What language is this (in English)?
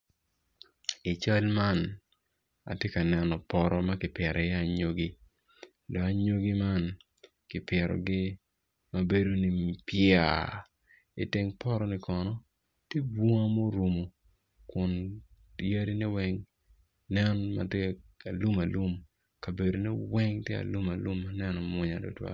Acoli